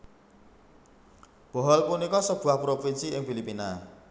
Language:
Javanese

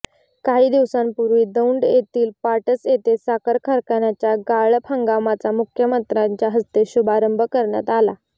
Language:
Marathi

